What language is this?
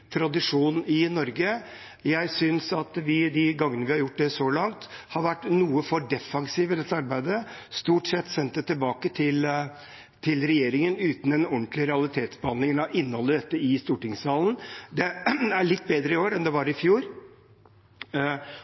Norwegian Bokmål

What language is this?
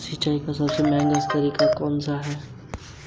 Hindi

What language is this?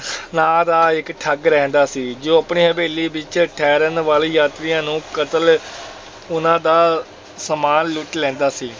Punjabi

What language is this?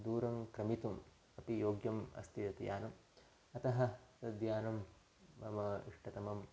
Sanskrit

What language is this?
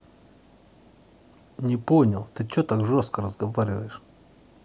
Russian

